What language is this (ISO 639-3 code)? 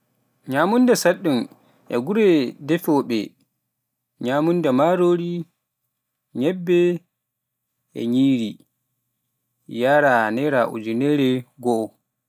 fuf